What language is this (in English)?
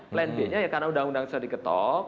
Indonesian